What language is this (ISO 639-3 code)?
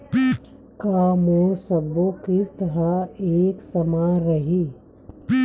hne